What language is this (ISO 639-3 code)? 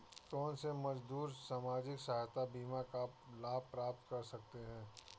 hin